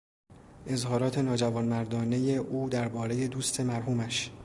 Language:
Persian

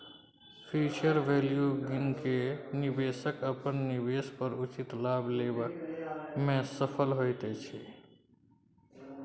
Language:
Maithili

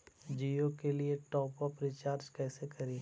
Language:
Magahi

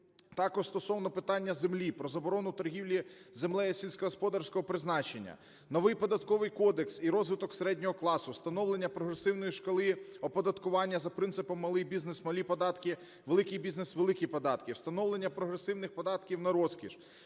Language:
Ukrainian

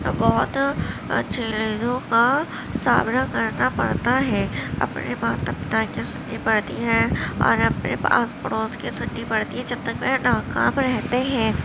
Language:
Urdu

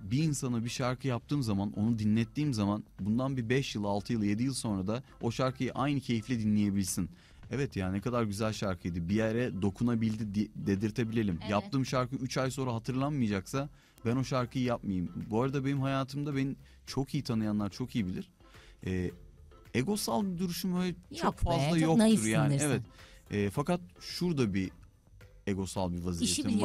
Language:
Turkish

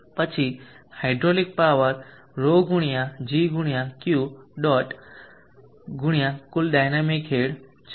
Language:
Gujarati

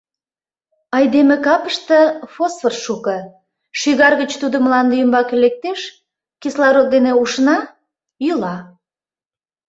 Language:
Mari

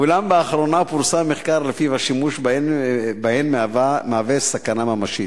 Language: Hebrew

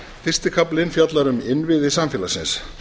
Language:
Icelandic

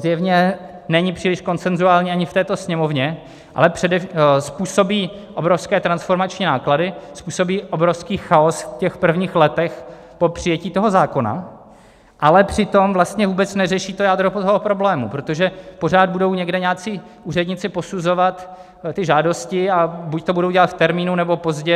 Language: Czech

